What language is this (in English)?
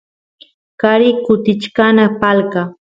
Santiago del Estero Quichua